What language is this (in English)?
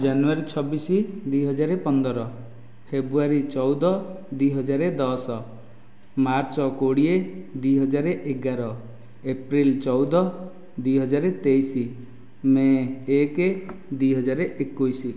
Odia